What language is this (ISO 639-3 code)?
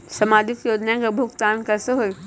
mag